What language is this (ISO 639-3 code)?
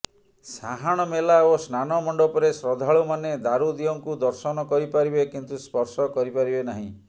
ori